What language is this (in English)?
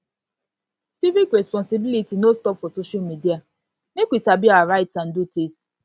Nigerian Pidgin